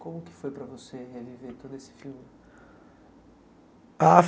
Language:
Portuguese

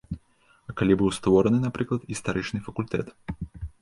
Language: Belarusian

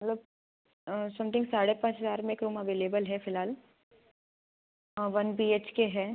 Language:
Hindi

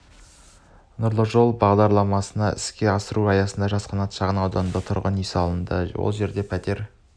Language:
Kazakh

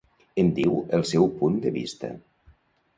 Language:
Catalan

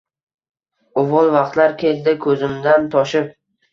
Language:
Uzbek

